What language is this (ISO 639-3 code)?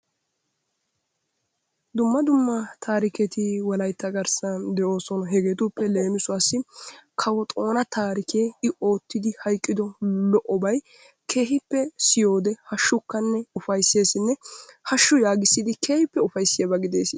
wal